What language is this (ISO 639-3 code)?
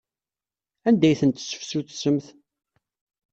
kab